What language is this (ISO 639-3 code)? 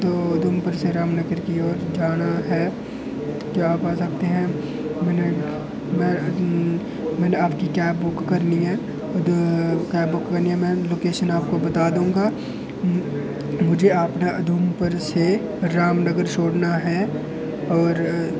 doi